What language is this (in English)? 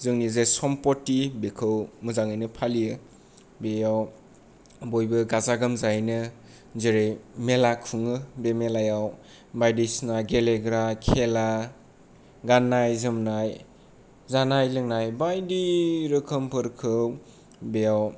Bodo